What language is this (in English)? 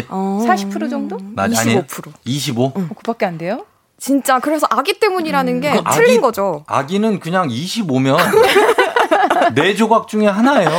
Korean